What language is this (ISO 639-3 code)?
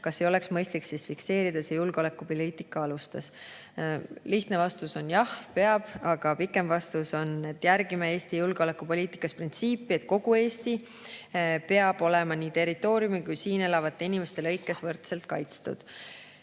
est